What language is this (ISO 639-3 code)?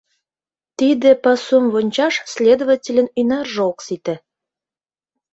chm